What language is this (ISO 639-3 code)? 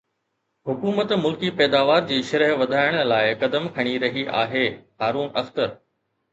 snd